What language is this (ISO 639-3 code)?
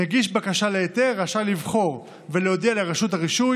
heb